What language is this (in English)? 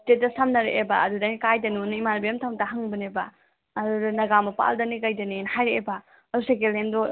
Manipuri